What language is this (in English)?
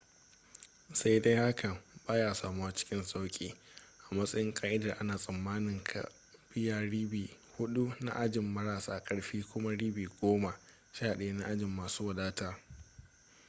Hausa